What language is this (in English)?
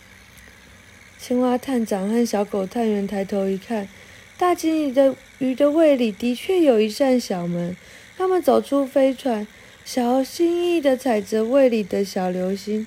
Chinese